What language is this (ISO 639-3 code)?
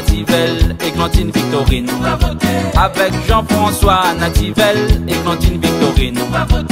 fra